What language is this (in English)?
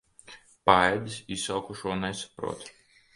Latvian